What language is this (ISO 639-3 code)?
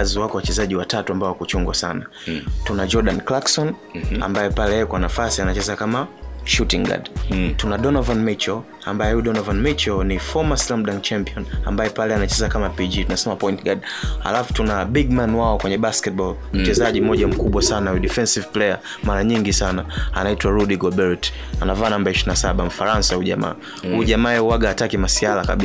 swa